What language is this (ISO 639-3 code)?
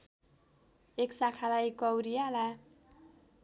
nep